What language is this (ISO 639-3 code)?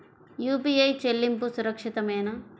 tel